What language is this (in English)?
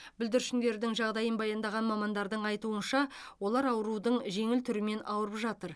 Kazakh